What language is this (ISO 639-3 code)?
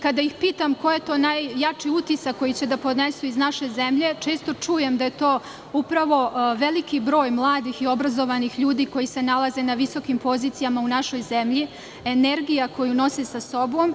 srp